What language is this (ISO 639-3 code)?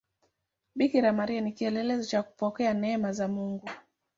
swa